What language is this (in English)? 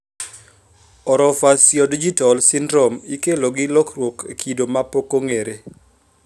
Luo (Kenya and Tanzania)